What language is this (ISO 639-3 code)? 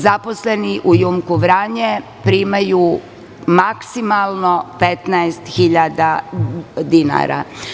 srp